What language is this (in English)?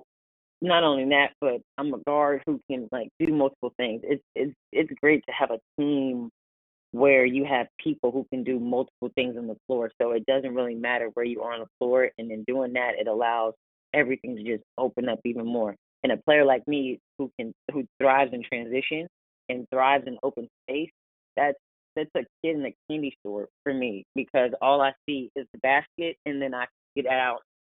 English